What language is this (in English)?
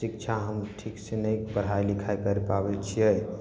Maithili